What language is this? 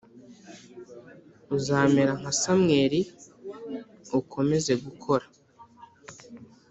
Kinyarwanda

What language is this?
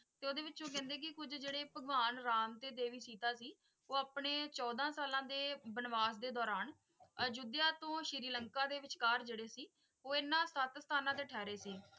Punjabi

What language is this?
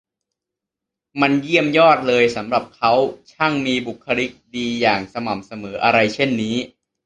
Thai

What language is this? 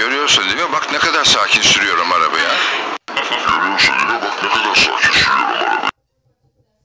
Turkish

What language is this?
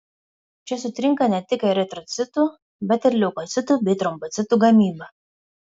Lithuanian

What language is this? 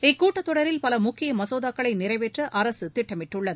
Tamil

